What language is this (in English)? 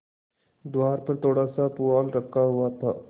Hindi